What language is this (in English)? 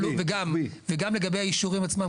Hebrew